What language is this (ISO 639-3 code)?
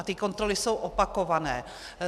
ces